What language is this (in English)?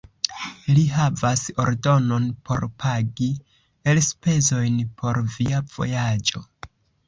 Esperanto